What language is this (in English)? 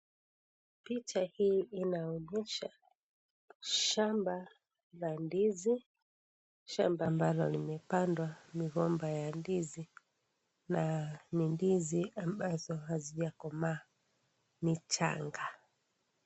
Swahili